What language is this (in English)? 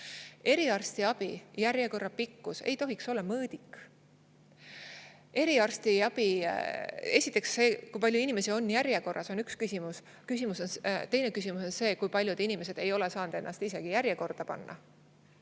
Estonian